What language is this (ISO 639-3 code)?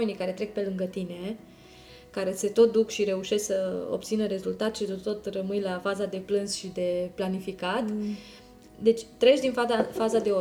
ron